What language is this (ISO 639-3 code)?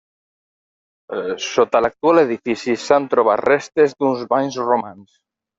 cat